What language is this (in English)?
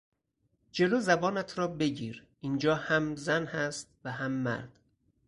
Persian